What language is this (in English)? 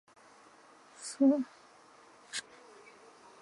Chinese